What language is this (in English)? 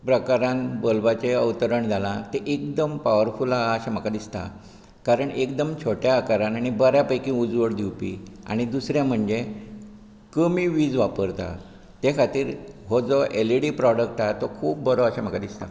Konkani